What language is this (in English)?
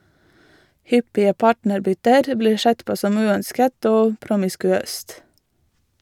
Norwegian